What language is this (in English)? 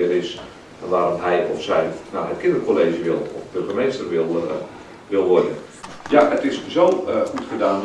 Dutch